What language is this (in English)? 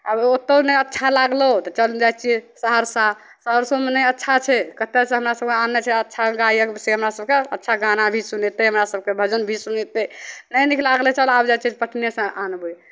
Maithili